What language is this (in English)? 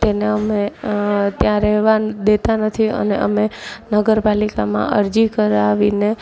Gujarati